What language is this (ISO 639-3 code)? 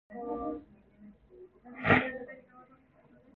kor